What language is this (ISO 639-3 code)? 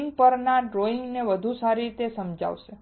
guj